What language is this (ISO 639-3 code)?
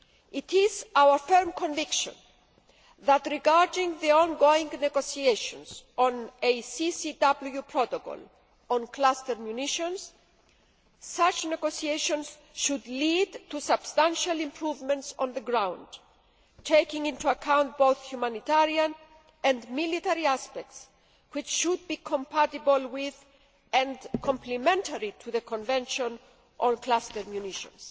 eng